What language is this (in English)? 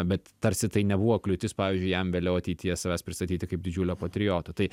Lithuanian